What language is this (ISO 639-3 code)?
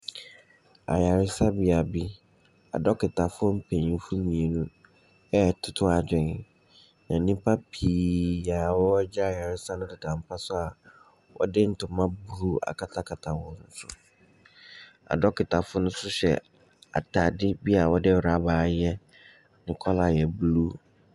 aka